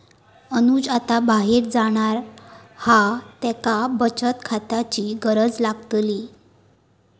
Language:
Marathi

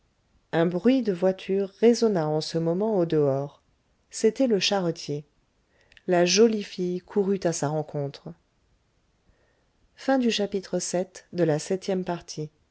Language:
French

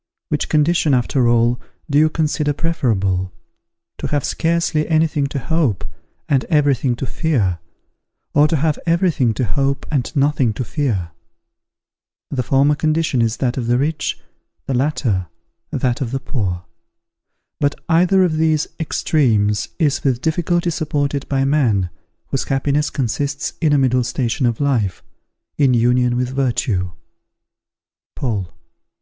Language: English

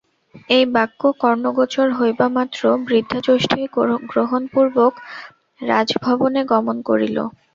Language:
Bangla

